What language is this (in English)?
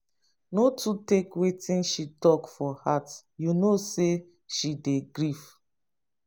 Nigerian Pidgin